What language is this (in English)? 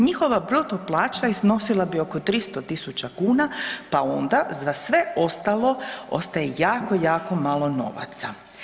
Croatian